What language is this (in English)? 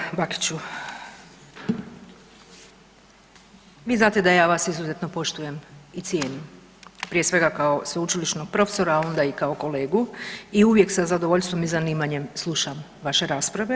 Croatian